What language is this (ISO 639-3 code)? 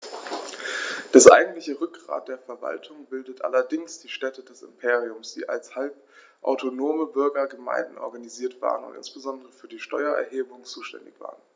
deu